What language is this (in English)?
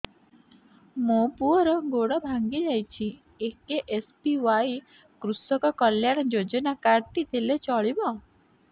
Odia